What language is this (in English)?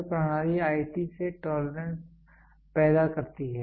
Hindi